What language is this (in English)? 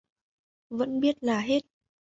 Vietnamese